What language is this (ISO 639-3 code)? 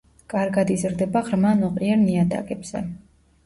kat